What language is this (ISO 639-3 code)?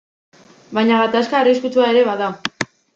eus